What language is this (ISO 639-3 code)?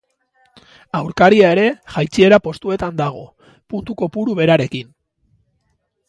eus